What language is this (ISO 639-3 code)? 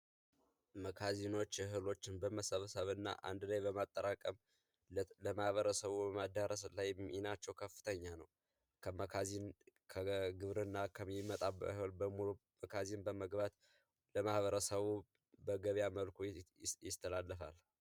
amh